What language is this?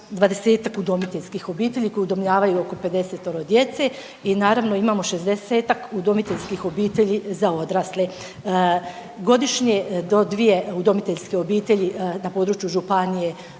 Croatian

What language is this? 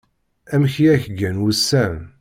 Kabyle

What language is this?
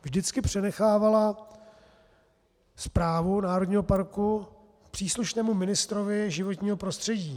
Czech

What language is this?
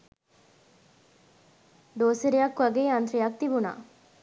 Sinhala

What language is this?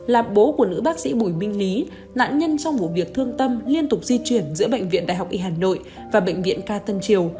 Vietnamese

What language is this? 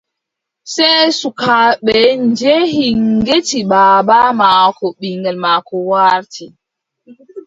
Adamawa Fulfulde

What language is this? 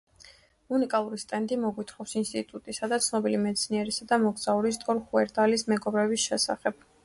Georgian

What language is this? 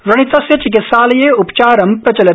Sanskrit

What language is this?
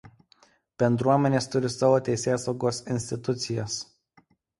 Lithuanian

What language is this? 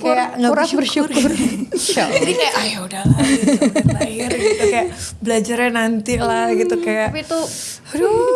Indonesian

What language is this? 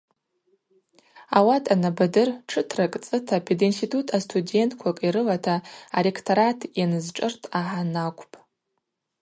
Abaza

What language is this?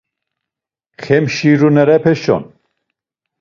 Laz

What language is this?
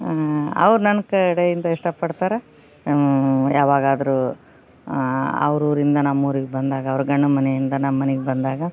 Kannada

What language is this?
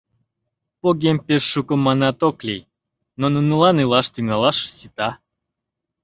Mari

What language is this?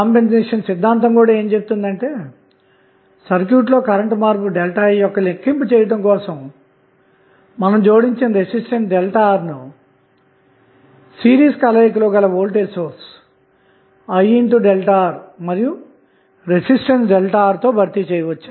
Telugu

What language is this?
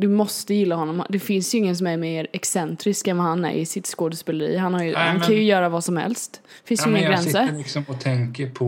Swedish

